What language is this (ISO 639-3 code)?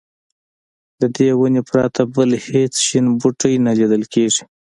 pus